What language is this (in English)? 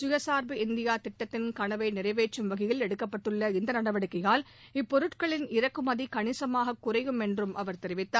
Tamil